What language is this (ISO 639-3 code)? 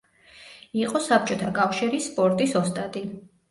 kat